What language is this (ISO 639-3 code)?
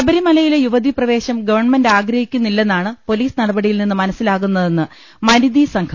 mal